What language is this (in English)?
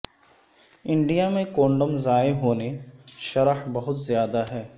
Urdu